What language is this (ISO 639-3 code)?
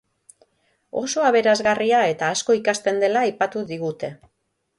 eus